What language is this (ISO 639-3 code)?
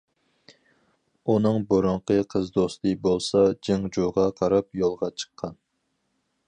uig